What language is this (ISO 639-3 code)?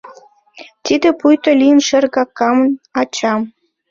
chm